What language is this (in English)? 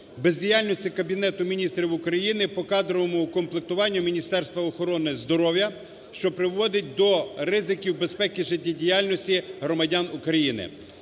Ukrainian